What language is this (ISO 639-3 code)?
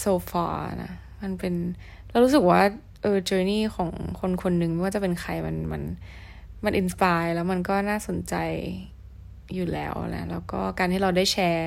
tha